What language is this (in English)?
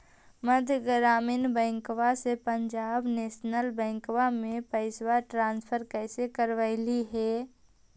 Magahi